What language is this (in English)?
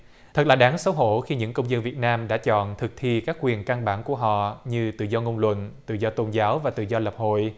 Vietnamese